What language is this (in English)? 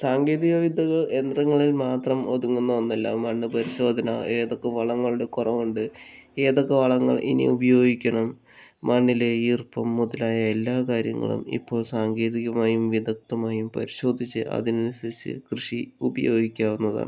Malayalam